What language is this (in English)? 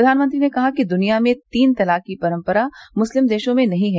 Hindi